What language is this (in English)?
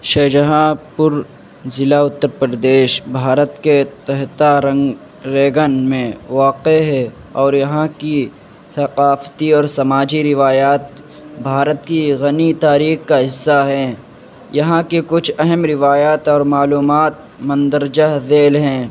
Urdu